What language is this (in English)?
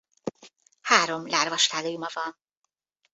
Hungarian